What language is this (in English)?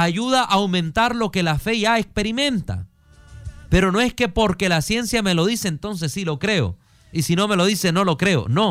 Spanish